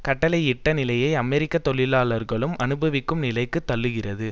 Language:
Tamil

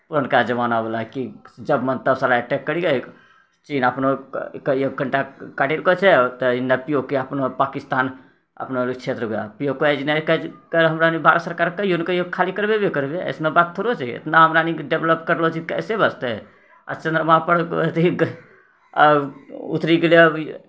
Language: Maithili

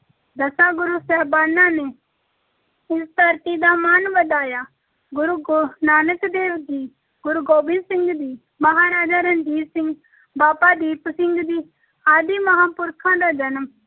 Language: Punjabi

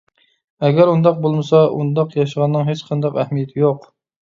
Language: Uyghur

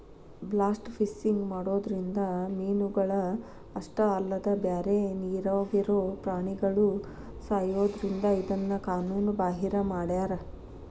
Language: Kannada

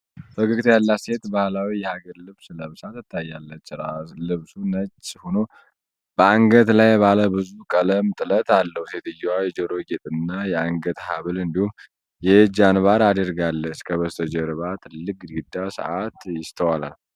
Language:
Amharic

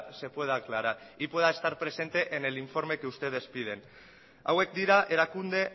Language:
Spanish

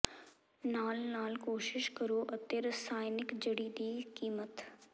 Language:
Punjabi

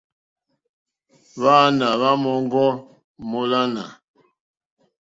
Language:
Mokpwe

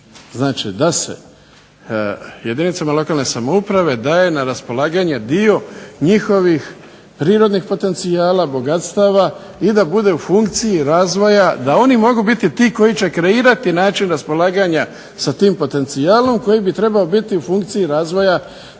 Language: Croatian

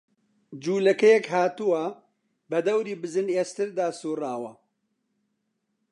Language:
Central Kurdish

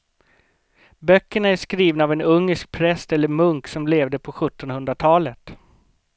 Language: Swedish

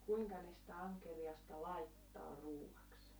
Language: Finnish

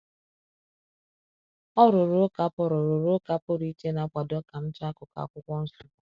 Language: Igbo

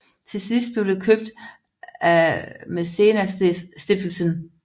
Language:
Danish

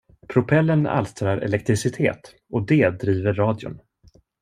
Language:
Swedish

